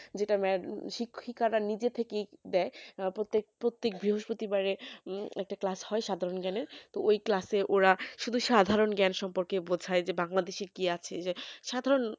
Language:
Bangla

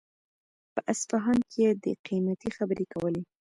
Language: Pashto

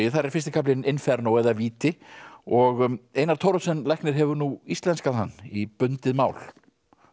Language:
Icelandic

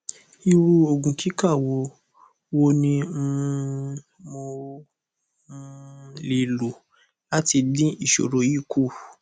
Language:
Yoruba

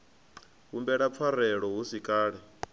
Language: Venda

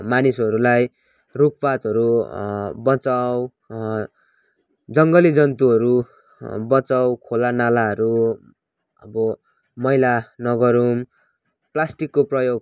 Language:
Nepali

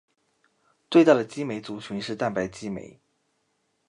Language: Chinese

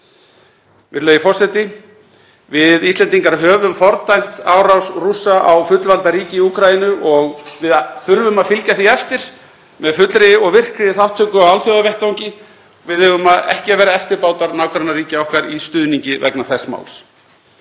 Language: Icelandic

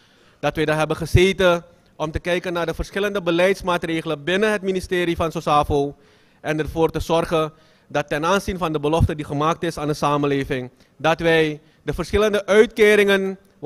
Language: Dutch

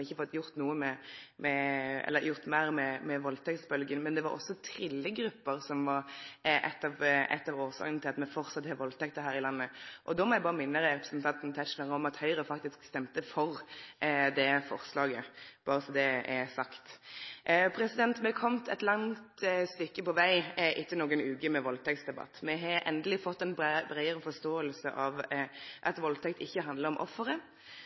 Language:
Norwegian Nynorsk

